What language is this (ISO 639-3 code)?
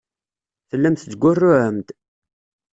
kab